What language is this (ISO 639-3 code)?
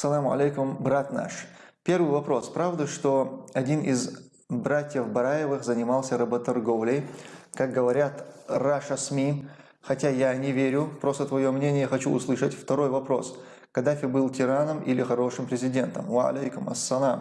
rus